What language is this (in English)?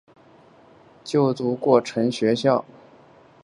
Chinese